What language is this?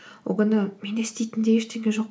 Kazakh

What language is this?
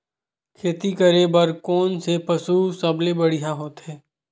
Chhattisgarhi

